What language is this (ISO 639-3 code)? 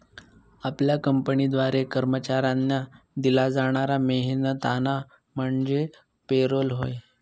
mar